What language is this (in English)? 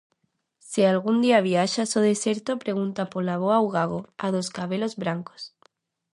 Galician